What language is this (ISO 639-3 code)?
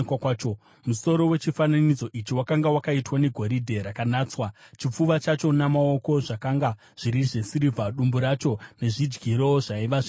sna